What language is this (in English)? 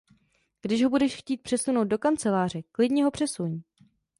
Czech